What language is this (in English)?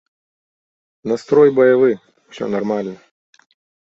Belarusian